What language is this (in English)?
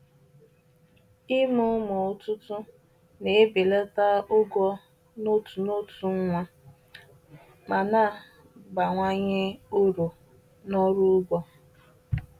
Igbo